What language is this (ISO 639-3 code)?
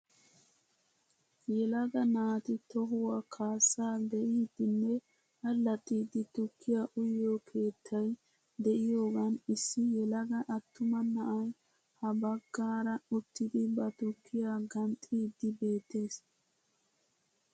wal